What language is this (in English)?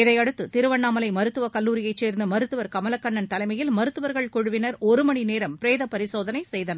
Tamil